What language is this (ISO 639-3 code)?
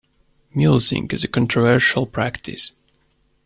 eng